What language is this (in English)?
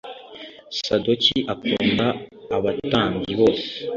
Kinyarwanda